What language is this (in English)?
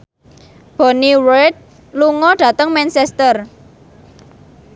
Javanese